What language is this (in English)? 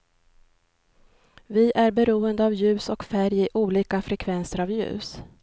Swedish